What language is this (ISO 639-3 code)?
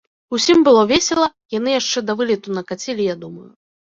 bel